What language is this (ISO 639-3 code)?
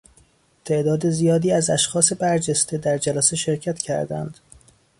fas